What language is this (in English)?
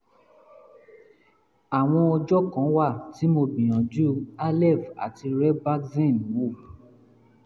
Yoruba